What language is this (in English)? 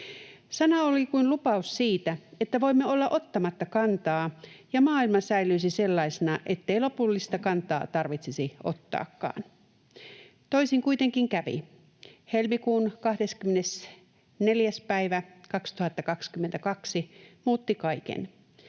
Finnish